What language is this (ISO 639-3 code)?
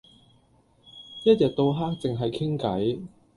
yue